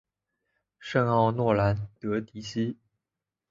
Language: Chinese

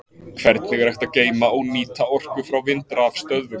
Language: Icelandic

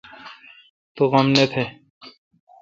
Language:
Kalkoti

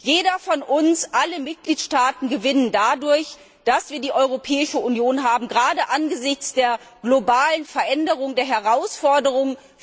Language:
German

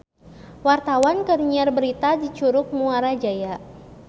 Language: Sundanese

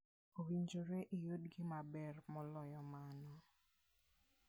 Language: Luo (Kenya and Tanzania)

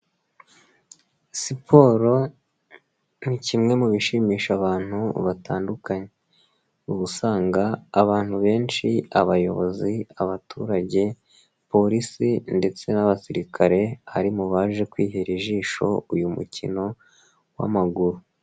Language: Kinyarwanda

